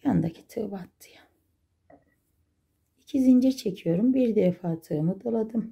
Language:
Turkish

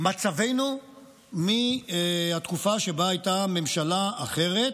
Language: Hebrew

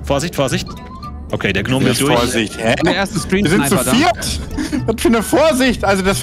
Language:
German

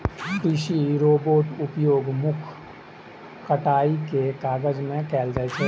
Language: Maithili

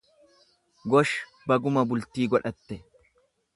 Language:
Oromo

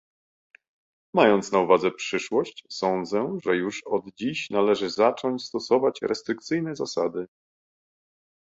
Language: Polish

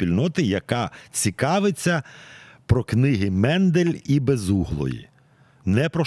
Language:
Ukrainian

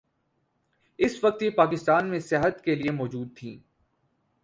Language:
Urdu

